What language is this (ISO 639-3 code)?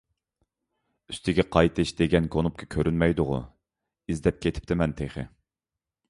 uig